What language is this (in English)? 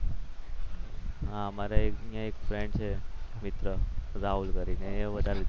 Gujarati